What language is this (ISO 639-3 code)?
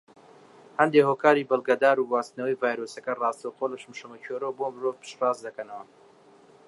ckb